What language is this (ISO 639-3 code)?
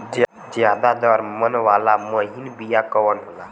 bho